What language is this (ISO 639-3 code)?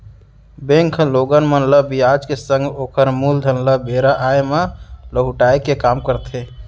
hne